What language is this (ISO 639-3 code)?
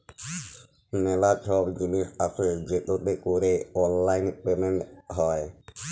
ben